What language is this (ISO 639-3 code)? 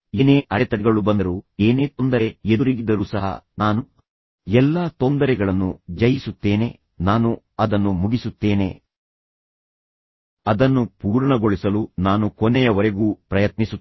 kan